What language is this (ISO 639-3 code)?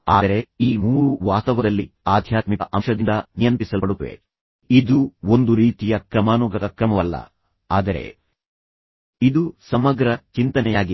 kan